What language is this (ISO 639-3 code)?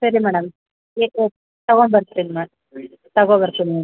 kan